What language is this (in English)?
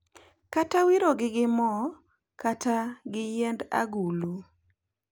Luo (Kenya and Tanzania)